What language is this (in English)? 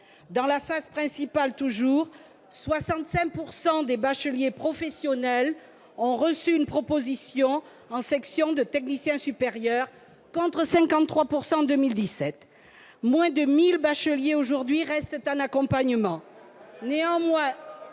French